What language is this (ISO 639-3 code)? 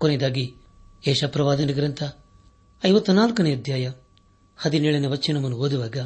kan